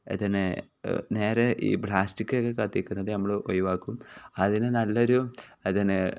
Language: Malayalam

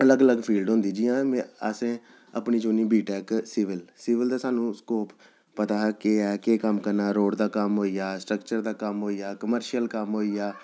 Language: Dogri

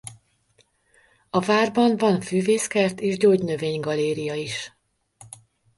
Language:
Hungarian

